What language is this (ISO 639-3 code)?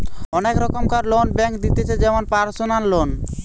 ben